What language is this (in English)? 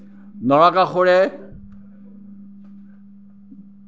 Assamese